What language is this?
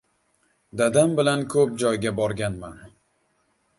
Uzbek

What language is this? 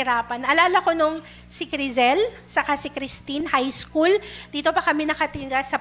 Filipino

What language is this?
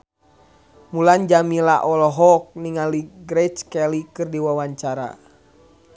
Sundanese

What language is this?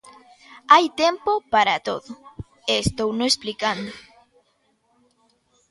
Galician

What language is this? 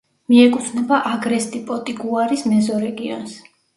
Georgian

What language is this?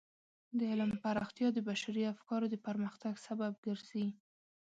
Pashto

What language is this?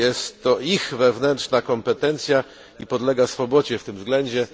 Polish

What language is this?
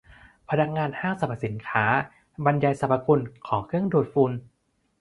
Thai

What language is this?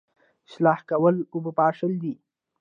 Pashto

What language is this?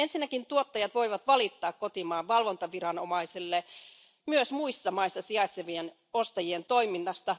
Finnish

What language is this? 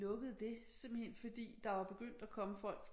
Danish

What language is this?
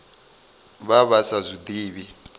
Venda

